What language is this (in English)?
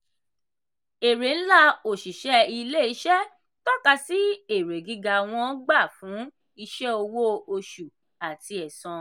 Yoruba